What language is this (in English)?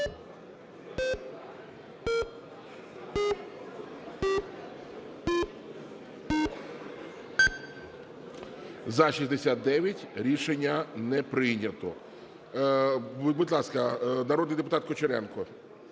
Ukrainian